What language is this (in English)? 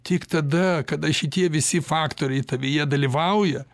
Lithuanian